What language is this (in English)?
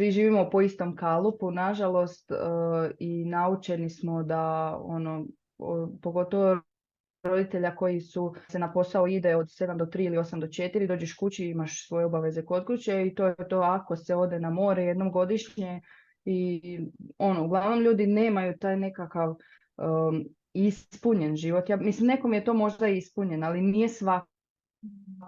Croatian